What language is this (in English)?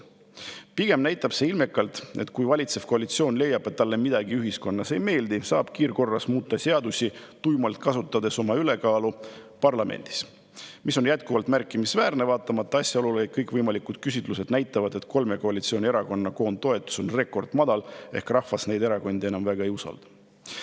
Estonian